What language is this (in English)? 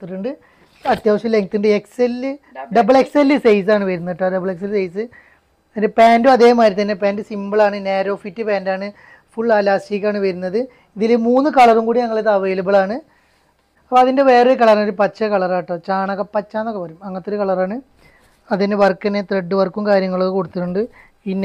Arabic